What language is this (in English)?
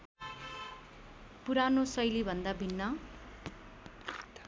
Nepali